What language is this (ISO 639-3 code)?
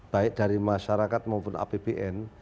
ind